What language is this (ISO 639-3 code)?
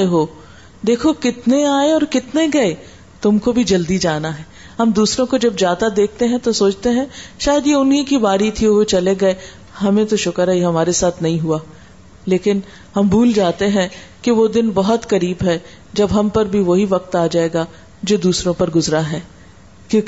urd